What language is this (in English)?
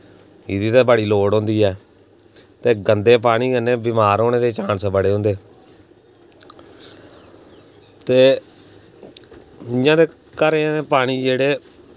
Dogri